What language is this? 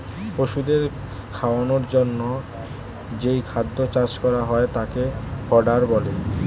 Bangla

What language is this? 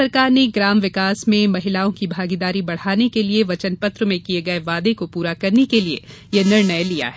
Hindi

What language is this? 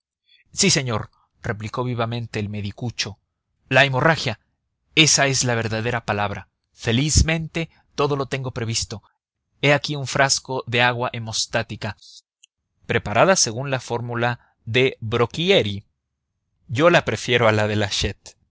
Spanish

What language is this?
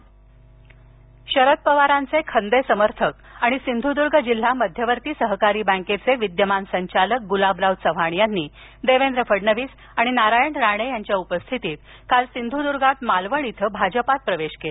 Marathi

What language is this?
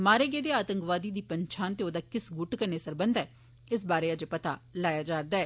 Dogri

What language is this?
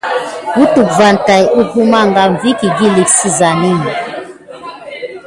Gidar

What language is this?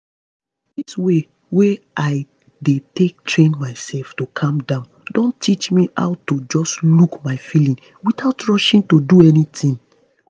Nigerian Pidgin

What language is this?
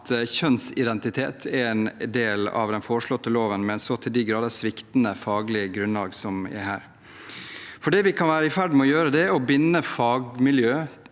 Norwegian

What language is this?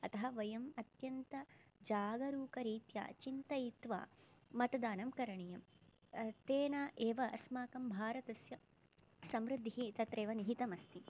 Sanskrit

